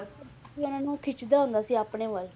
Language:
Punjabi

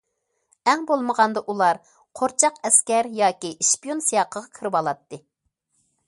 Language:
Uyghur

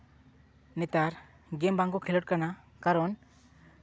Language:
Santali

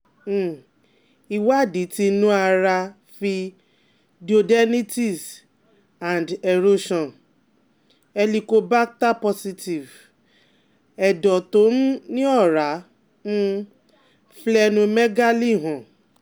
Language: Yoruba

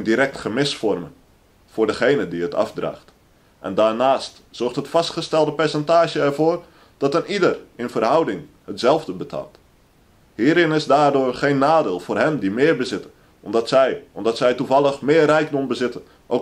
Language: Dutch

